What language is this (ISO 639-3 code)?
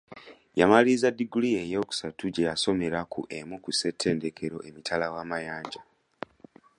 lug